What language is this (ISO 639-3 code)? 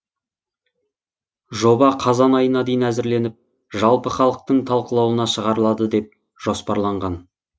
kaz